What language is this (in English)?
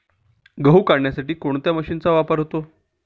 Marathi